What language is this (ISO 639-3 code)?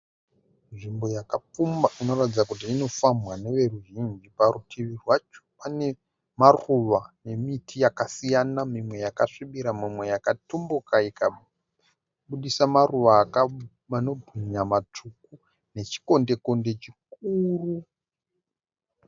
sna